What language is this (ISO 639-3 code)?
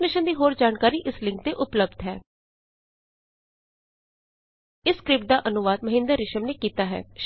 pan